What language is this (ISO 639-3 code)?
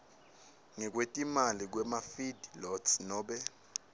ssw